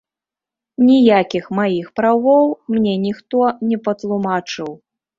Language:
Belarusian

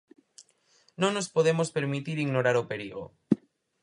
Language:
Galician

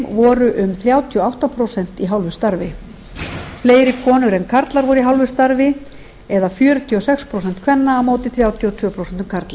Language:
Icelandic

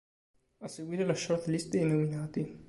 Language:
Italian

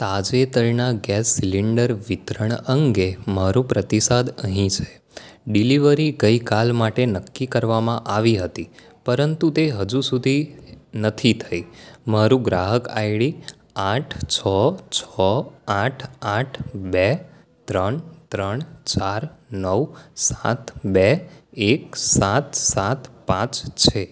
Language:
Gujarati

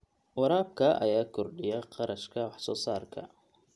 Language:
Somali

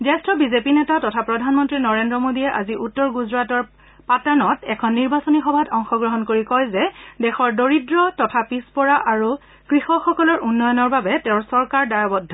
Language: Assamese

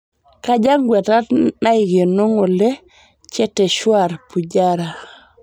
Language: Masai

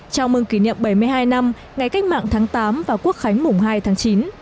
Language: Vietnamese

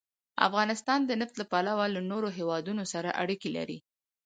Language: Pashto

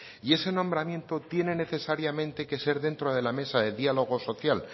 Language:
Spanish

